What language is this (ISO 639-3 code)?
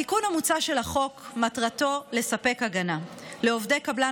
heb